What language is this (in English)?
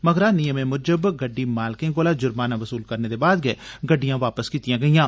Dogri